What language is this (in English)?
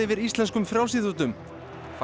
Icelandic